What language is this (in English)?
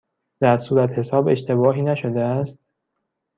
Persian